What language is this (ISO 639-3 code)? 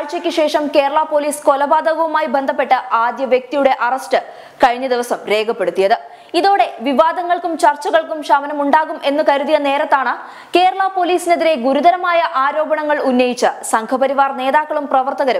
mal